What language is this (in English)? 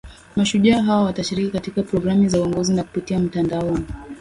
Swahili